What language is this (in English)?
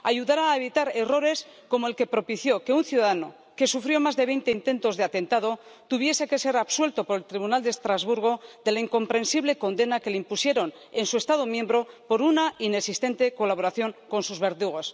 Spanish